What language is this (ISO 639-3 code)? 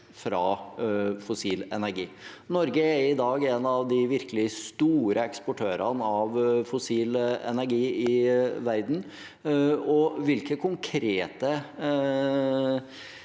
nor